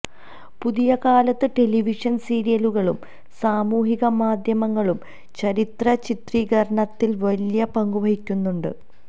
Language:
Malayalam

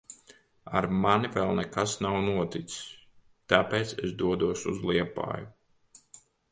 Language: Latvian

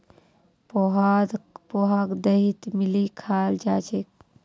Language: Magahi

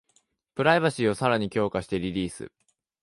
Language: Japanese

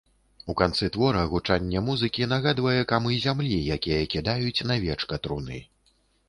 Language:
Belarusian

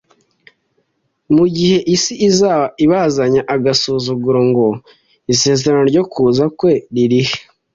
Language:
Kinyarwanda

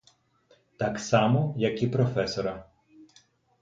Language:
Ukrainian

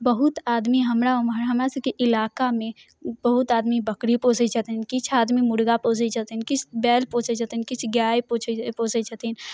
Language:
Maithili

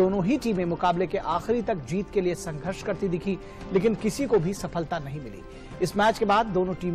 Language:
Hindi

